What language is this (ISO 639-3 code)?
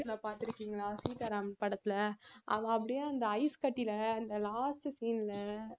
tam